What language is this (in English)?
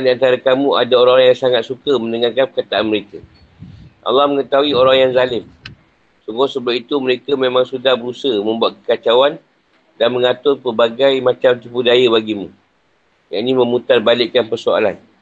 Malay